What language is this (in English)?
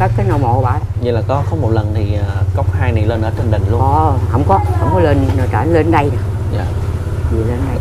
Vietnamese